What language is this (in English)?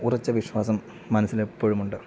Malayalam